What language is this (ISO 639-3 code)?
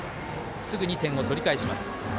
jpn